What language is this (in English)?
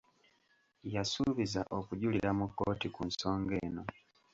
Ganda